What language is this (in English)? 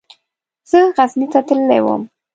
Pashto